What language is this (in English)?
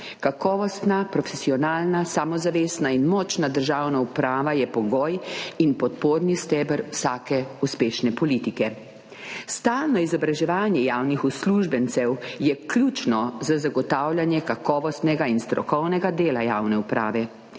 Slovenian